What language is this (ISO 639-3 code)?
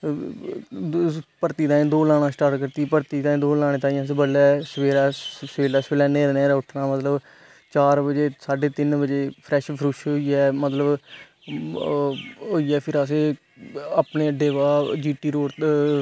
doi